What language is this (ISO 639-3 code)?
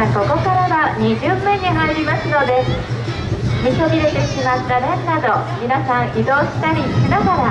jpn